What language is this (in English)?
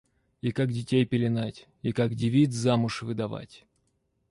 Russian